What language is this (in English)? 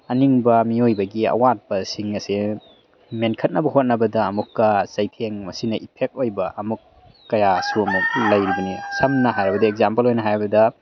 Manipuri